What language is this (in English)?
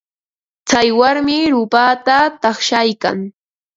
Ambo-Pasco Quechua